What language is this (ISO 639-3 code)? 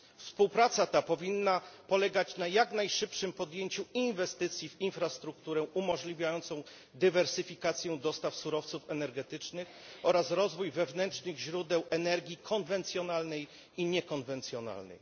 pol